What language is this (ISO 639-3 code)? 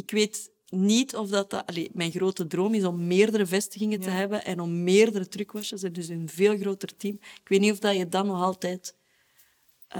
nld